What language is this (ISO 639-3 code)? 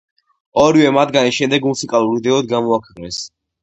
kat